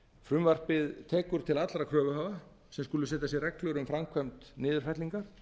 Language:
Icelandic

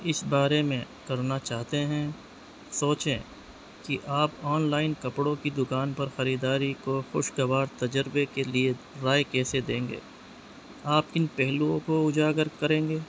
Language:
Urdu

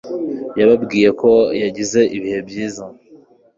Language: Kinyarwanda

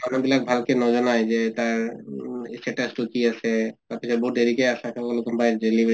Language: Assamese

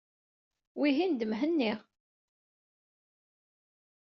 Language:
Kabyle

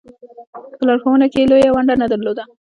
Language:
Pashto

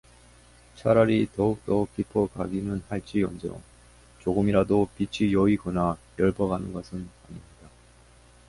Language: Korean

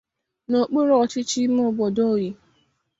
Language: Igbo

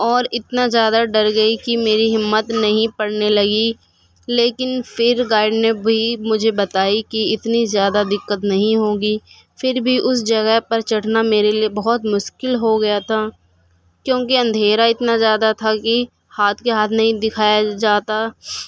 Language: Urdu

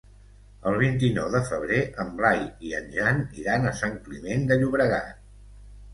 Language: Catalan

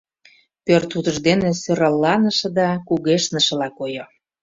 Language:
Mari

